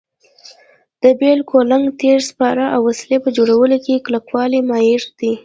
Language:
Pashto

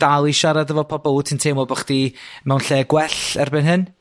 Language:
Welsh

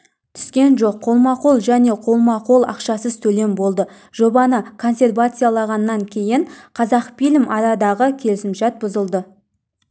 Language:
Kazakh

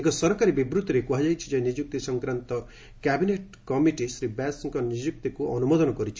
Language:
Odia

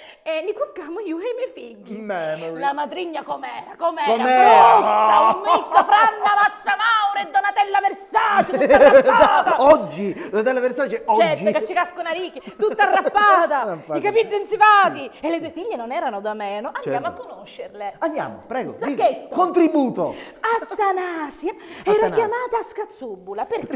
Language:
Italian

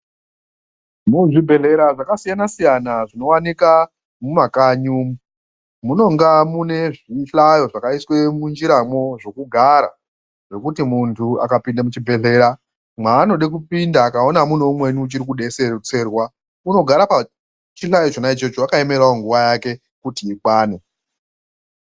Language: Ndau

